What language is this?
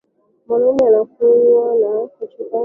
Swahili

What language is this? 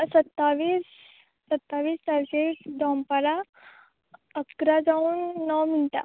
Konkani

